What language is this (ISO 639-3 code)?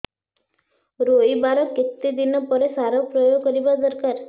ori